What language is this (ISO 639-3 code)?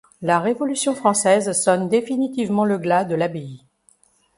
fra